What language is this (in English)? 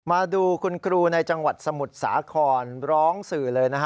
Thai